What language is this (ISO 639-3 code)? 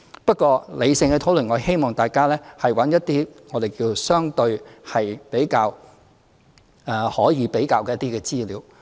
yue